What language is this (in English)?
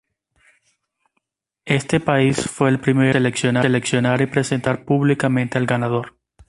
Spanish